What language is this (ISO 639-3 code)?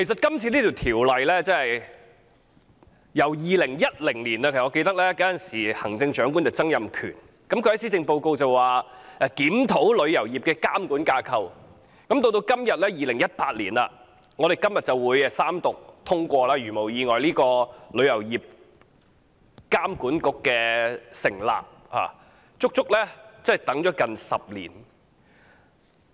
yue